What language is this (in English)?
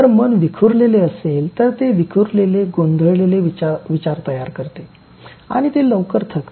Marathi